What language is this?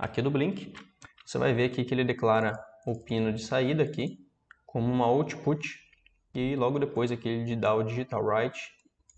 Portuguese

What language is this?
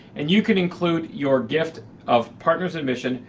English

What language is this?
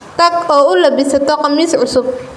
Somali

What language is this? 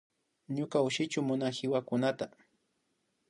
Imbabura Highland Quichua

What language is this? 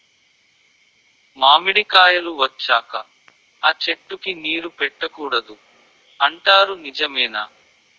Telugu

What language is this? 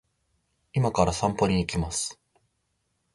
Japanese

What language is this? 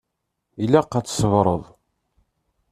Kabyle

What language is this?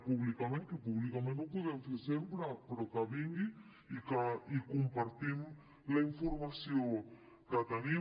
Catalan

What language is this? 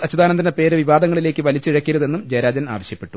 Malayalam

